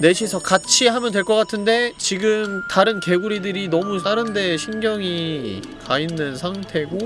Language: Korean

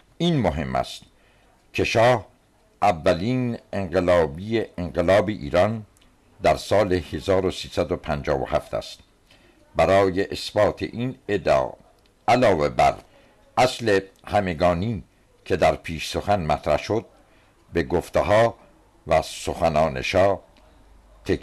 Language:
Persian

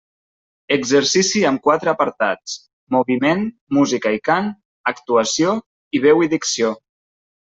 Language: Catalan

